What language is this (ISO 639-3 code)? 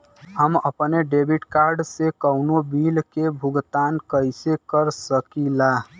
bho